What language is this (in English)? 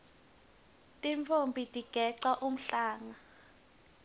Swati